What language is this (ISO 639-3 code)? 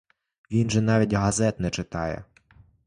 ukr